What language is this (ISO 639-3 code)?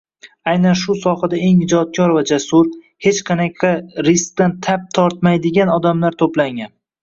uzb